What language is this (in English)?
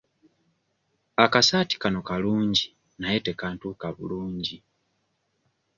Ganda